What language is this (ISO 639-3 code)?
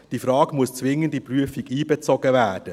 gsw